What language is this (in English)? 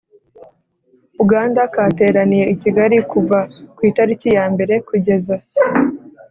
Kinyarwanda